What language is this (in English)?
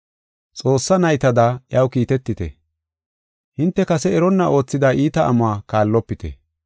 Gofa